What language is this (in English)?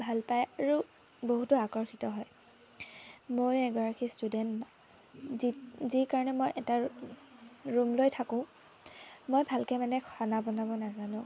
Assamese